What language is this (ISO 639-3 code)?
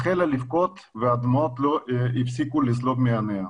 heb